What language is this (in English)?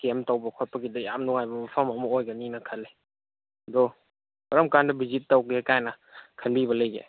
Manipuri